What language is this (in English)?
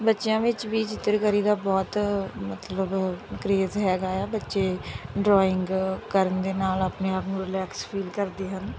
Punjabi